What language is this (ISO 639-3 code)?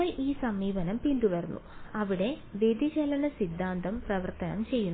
mal